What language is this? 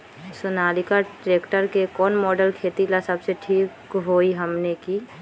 Magahi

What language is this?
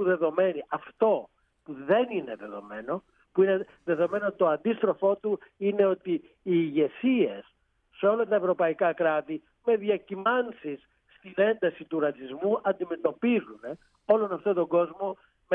Greek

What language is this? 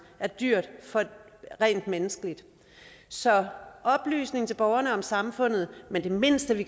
Danish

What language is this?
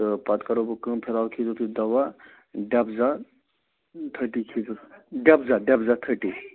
Kashmiri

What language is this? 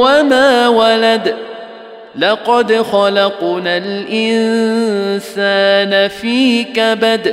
Arabic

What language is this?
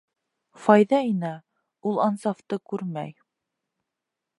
Bashkir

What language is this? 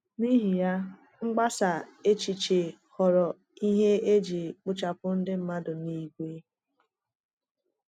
Igbo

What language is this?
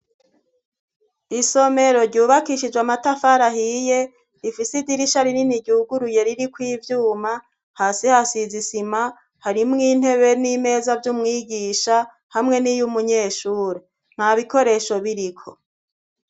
Rundi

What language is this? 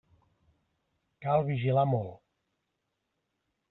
Catalan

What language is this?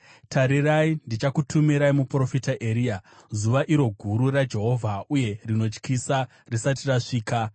Shona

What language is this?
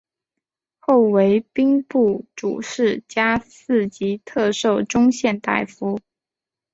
Chinese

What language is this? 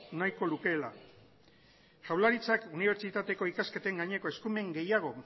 Basque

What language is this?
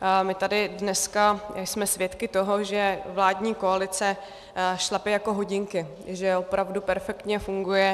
Czech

